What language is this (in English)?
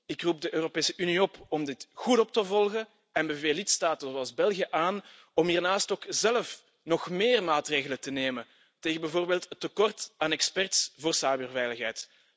Dutch